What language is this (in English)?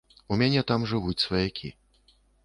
Belarusian